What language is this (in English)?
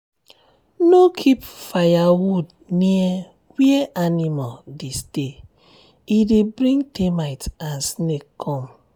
Nigerian Pidgin